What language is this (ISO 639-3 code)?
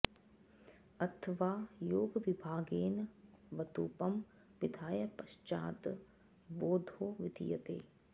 san